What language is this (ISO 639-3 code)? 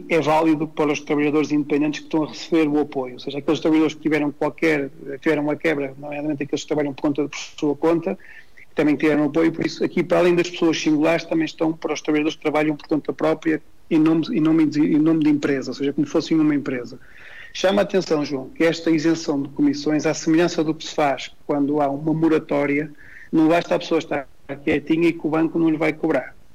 por